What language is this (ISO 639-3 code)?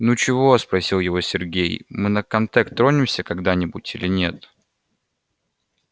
rus